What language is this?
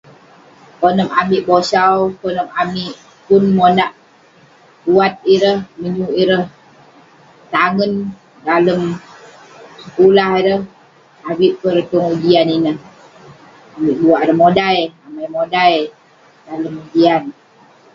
Western Penan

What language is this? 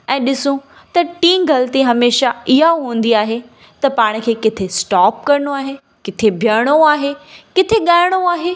Sindhi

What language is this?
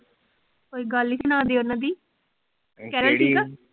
Punjabi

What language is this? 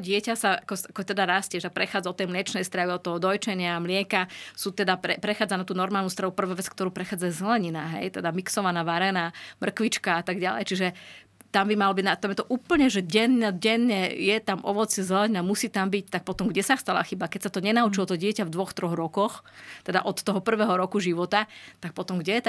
Slovak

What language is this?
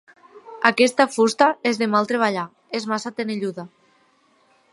Catalan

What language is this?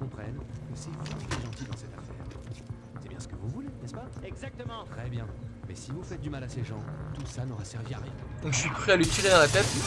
French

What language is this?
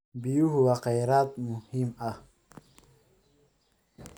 Somali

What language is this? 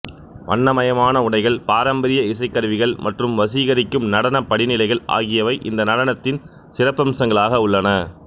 Tamil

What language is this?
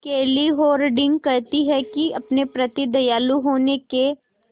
Hindi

